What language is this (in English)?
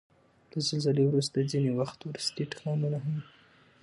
Pashto